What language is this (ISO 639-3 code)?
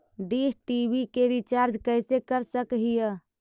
mag